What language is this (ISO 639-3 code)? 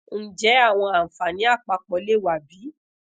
yor